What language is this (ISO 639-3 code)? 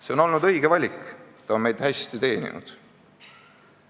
est